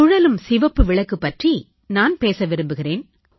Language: Tamil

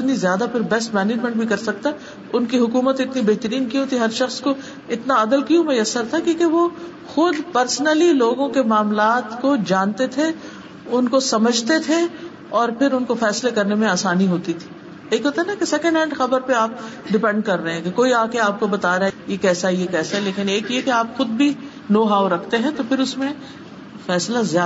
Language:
Urdu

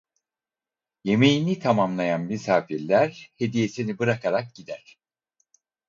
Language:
Turkish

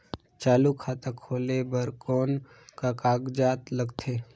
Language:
Chhattisgarhi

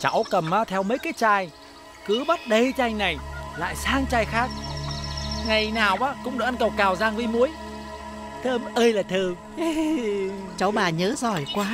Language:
Vietnamese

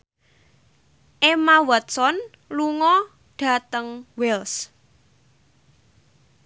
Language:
Javanese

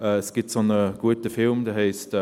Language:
Swiss German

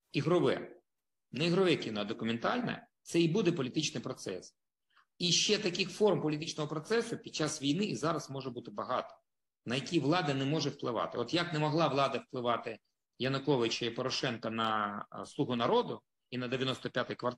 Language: Ukrainian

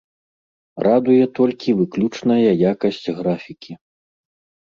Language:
Belarusian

